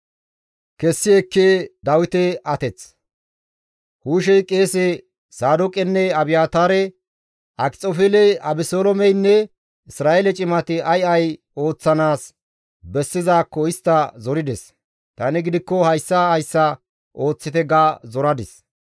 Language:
Gamo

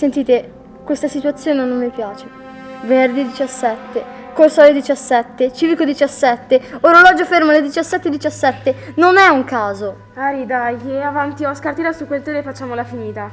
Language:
Italian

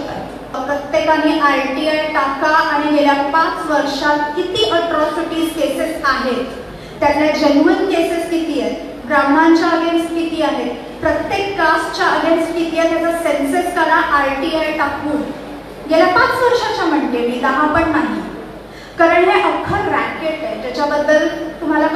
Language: Marathi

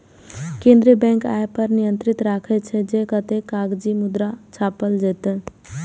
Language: Maithili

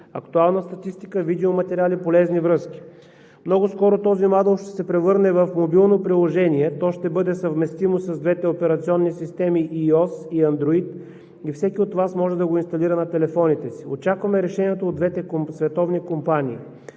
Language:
Bulgarian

